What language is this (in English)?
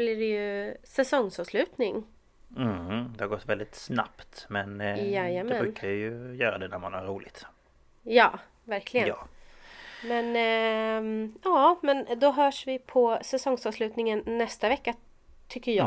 Swedish